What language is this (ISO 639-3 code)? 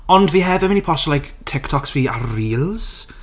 cym